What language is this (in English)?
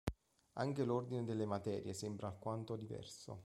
Italian